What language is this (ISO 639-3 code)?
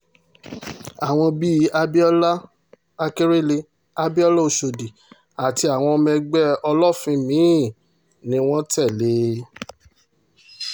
yor